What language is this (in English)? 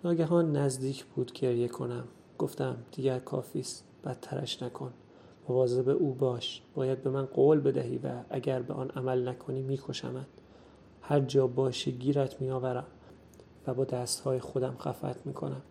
Persian